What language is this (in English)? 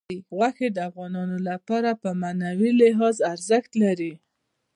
Pashto